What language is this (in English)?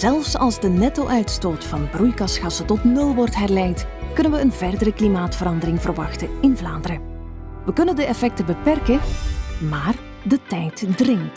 Dutch